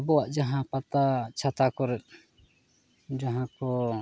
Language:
Santali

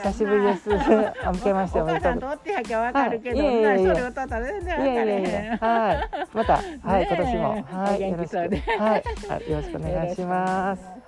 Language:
Japanese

